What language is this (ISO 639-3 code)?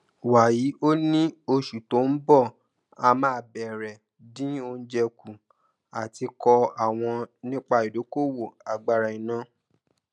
yor